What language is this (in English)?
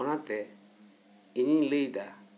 Santali